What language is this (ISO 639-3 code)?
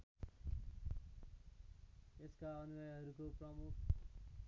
nep